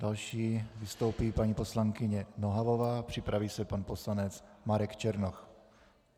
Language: Czech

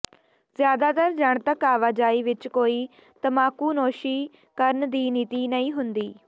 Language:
Punjabi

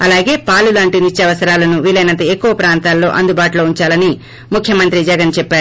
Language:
Telugu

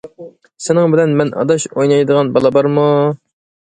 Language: Uyghur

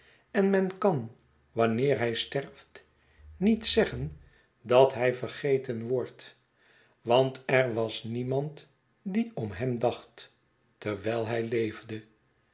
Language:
Dutch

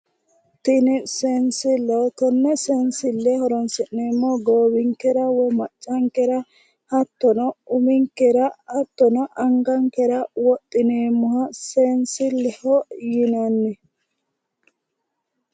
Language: Sidamo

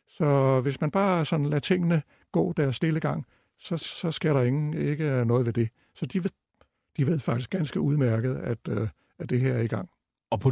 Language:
Danish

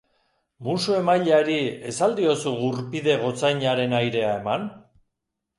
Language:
Basque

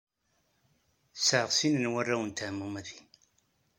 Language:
Kabyle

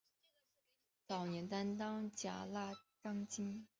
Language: Chinese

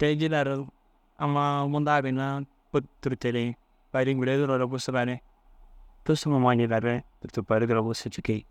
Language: Dazaga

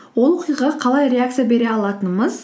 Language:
Kazakh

